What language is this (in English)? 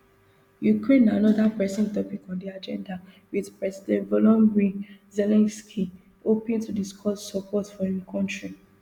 Nigerian Pidgin